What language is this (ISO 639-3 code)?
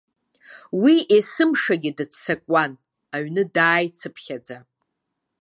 abk